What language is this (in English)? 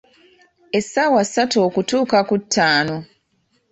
Ganda